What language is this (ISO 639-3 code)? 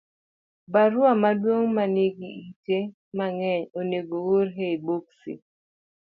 luo